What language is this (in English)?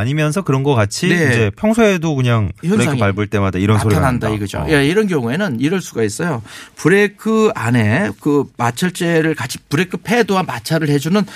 Korean